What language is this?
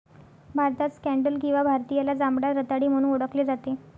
Marathi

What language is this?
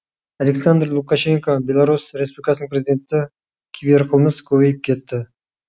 Kazakh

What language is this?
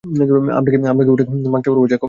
Bangla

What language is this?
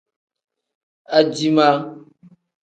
Tem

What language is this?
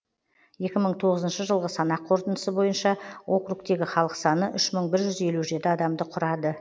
Kazakh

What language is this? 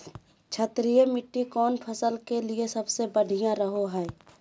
Magahi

